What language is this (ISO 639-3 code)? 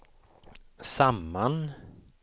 swe